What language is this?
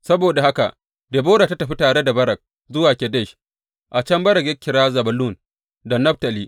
Hausa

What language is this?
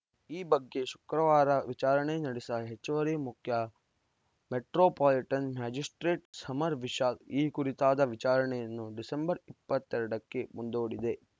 Kannada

